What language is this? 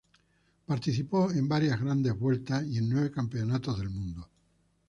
Spanish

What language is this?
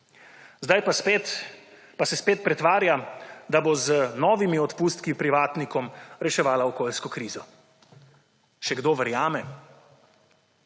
Slovenian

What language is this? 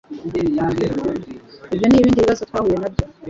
Kinyarwanda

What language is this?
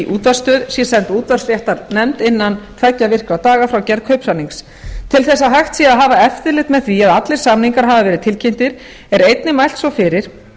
Icelandic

